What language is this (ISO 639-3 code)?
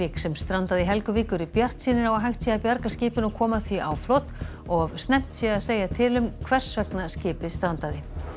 isl